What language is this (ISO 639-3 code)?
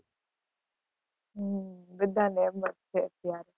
guj